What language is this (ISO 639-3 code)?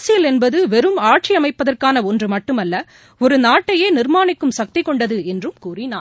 tam